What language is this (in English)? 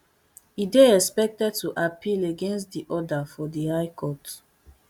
Nigerian Pidgin